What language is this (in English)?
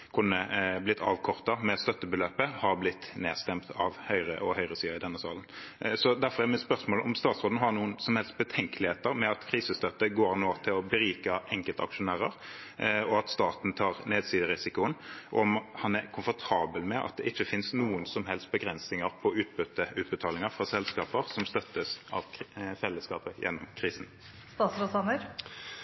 Norwegian Bokmål